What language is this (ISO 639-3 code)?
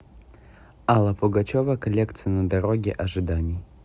rus